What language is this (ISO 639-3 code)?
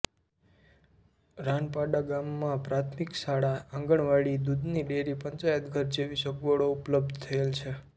guj